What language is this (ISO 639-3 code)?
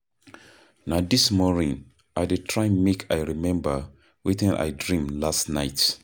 pcm